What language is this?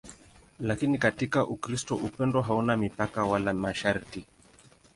Swahili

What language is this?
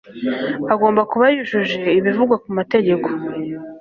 Kinyarwanda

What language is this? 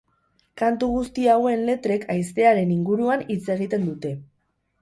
Basque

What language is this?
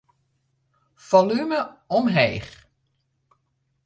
Western Frisian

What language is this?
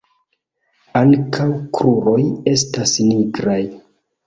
Esperanto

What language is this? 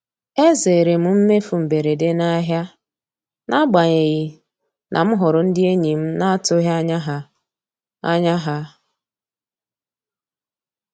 Igbo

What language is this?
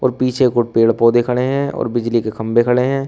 Hindi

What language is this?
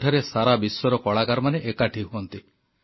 Odia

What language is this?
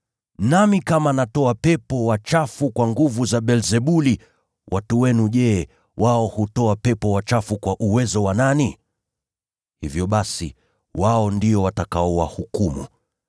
Swahili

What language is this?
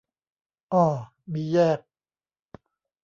Thai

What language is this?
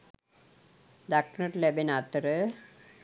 Sinhala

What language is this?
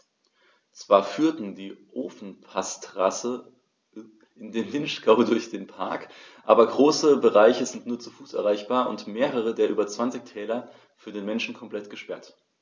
German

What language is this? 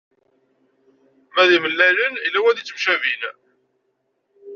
Kabyle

